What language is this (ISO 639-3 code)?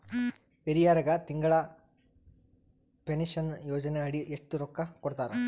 kan